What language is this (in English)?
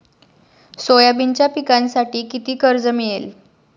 Marathi